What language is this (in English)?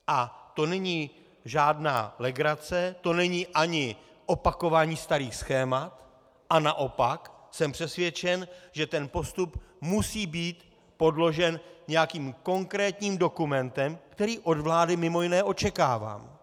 Czech